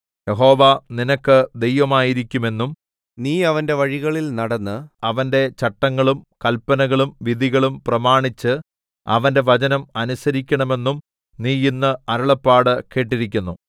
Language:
Malayalam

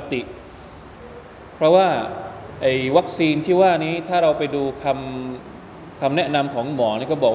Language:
Thai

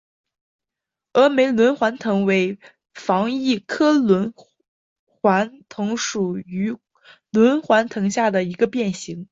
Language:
Chinese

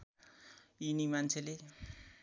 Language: Nepali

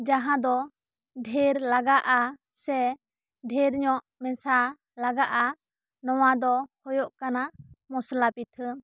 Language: Santali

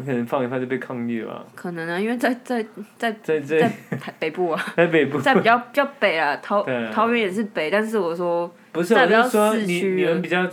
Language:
Chinese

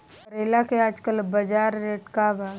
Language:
Bhojpuri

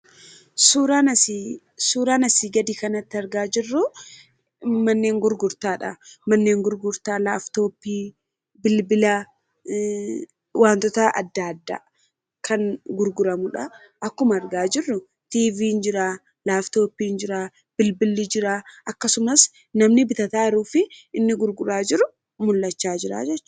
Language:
Oromo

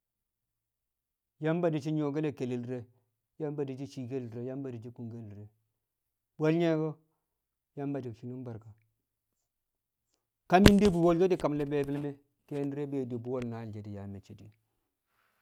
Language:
Kamo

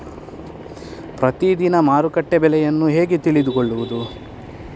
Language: Kannada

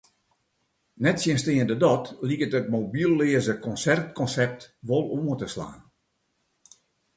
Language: Western Frisian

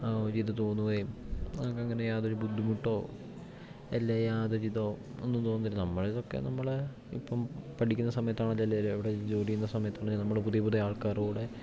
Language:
Malayalam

